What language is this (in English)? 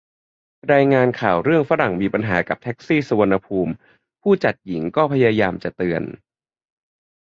Thai